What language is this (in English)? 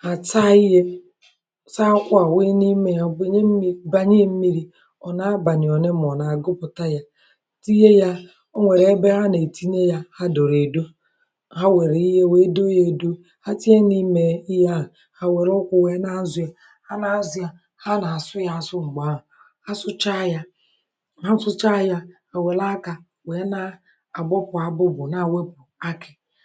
Igbo